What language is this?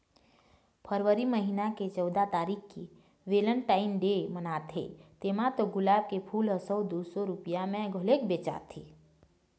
Chhattisgarhi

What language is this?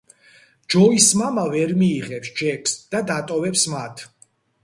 Georgian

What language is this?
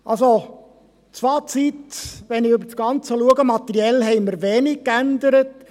Swiss German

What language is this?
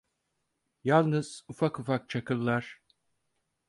Turkish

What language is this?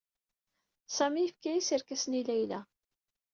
Kabyle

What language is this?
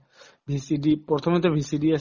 Assamese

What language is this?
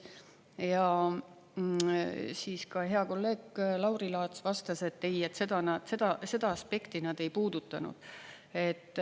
Estonian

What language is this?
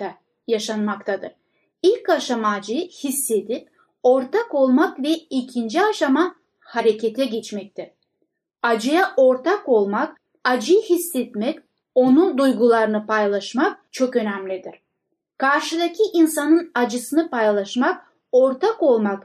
Turkish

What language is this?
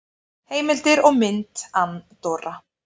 Icelandic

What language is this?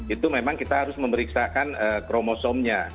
Indonesian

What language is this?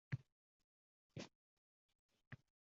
Uzbek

